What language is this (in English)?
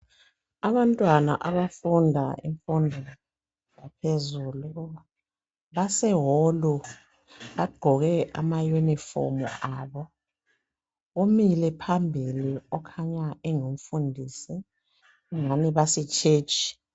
North Ndebele